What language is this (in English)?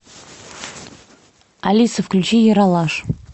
Russian